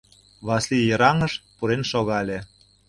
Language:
Mari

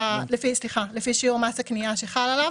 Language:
Hebrew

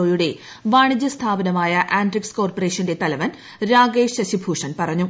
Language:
Malayalam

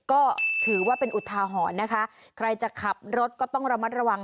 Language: Thai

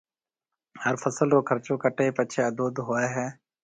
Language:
Marwari (Pakistan)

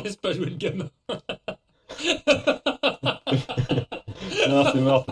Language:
French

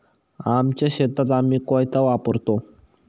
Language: Marathi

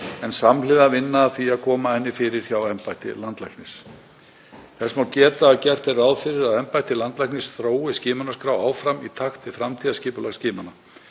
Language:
Icelandic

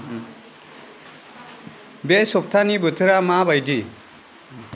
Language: Bodo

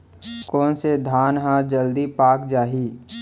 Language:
Chhattisgarhi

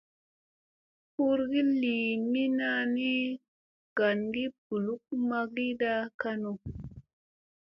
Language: Musey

